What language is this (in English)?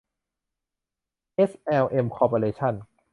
Thai